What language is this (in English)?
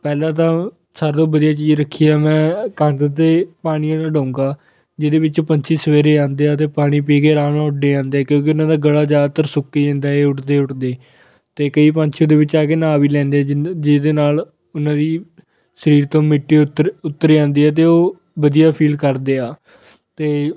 Punjabi